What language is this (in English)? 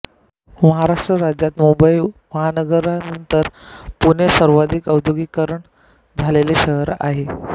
Marathi